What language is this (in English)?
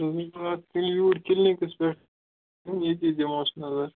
Kashmiri